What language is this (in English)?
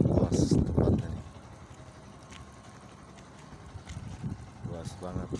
Indonesian